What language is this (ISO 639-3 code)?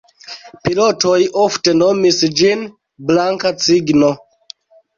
epo